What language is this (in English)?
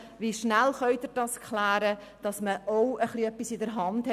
Swiss German